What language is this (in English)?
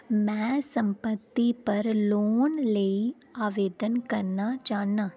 Dogri